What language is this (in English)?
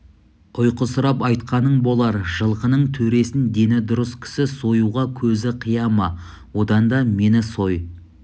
Kazakh